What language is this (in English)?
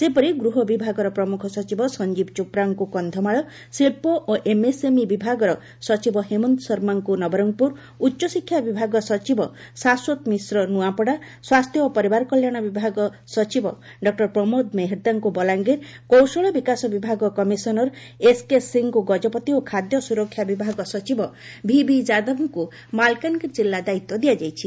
Odia